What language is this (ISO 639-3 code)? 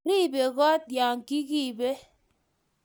kln